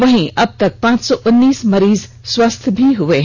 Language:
Hindi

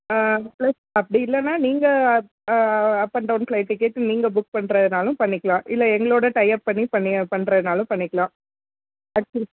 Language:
Tamil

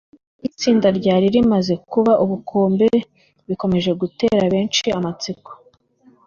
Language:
Kinyarwanda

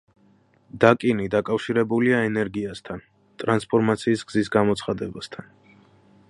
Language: Georgian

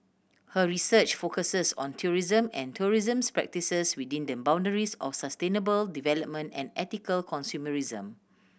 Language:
English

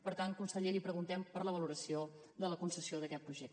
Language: Catalan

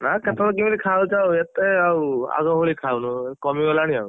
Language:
Odia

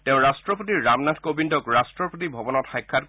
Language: Assamese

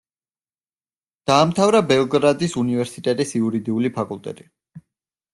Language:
Georgian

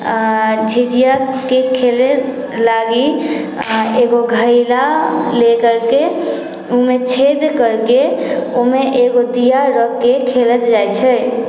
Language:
Maithili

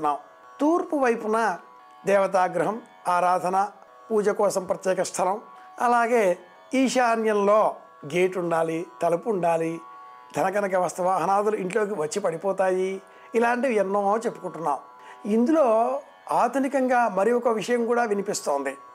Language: Telugu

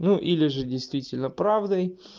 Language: Russian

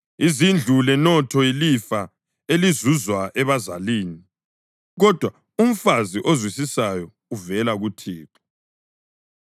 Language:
North Ndebele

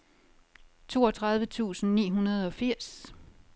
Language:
Danish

